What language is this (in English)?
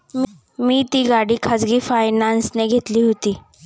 Marathi